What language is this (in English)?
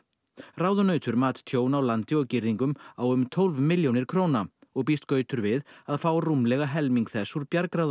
Icelandic